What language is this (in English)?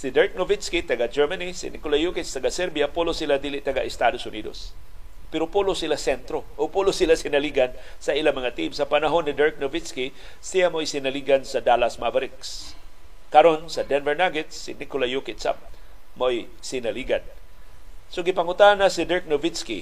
Filipino